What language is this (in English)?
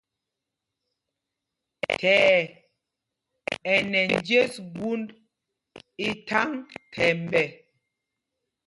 Mpumpong